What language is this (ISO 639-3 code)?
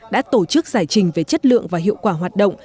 vie